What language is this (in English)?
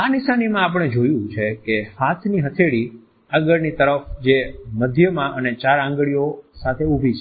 Gujarati